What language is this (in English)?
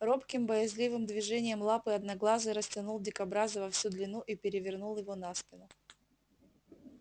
Russian